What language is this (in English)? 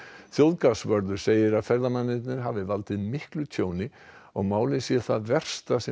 Icelandic